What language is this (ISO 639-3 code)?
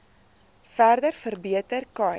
afr